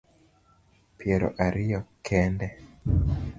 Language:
Luo (Kenya and Tanzania)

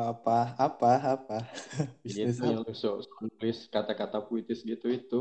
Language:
Indonesian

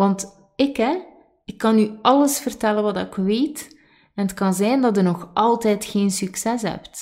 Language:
Dutch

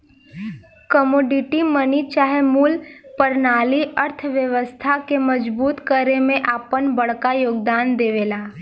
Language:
Bhojpuri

